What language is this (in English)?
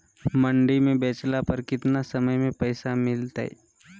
Magahi